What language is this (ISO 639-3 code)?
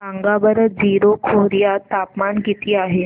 mar